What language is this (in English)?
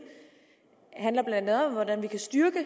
Danish